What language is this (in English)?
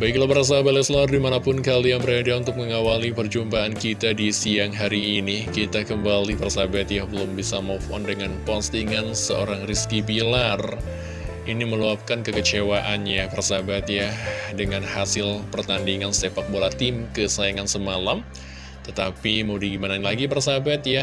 Indonesian